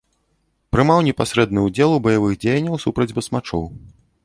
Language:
Belarusian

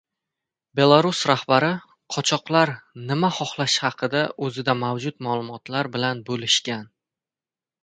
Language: Uzbek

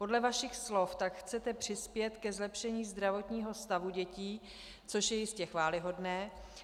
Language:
Czech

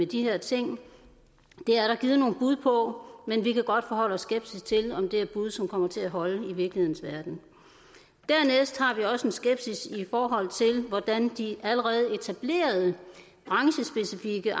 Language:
Danish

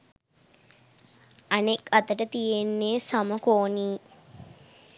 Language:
Sinhala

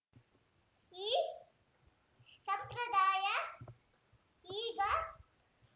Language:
Kannada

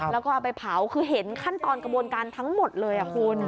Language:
Thai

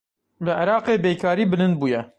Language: Kurdish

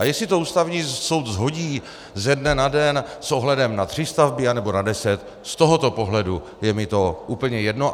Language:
Czech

